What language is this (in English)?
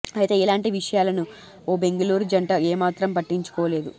Telugu